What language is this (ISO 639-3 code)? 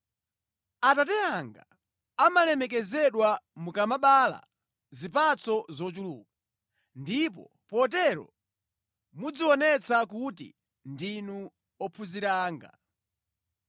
nya